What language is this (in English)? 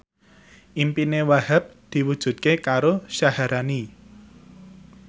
Javanese